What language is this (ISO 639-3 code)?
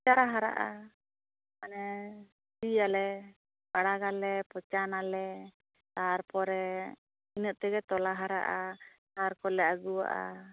sat